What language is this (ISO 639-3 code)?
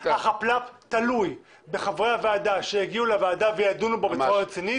heb